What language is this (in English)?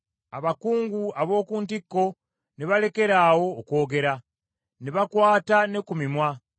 Ganda